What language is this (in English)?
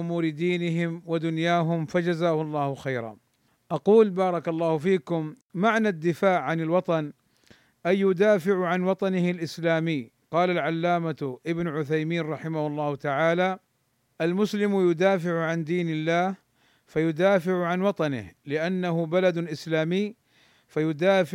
Arabic